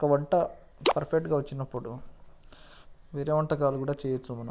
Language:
Telugu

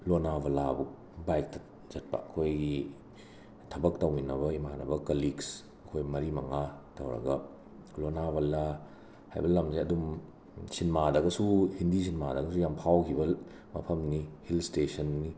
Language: Manipuri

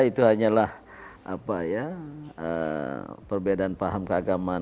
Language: Indonesian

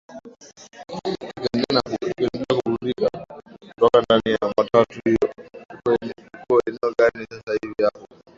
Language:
Swahili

